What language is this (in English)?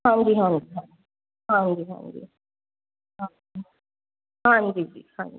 Punjabi